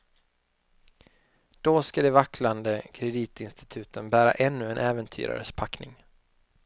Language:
Swedish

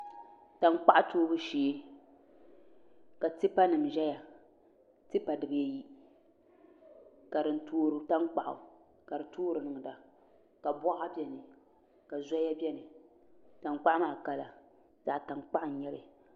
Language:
Dagbani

